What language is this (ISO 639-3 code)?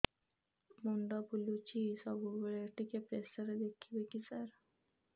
ori